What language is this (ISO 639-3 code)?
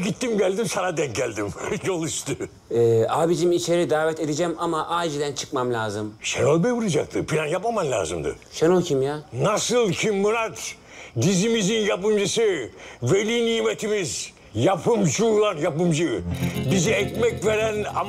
tur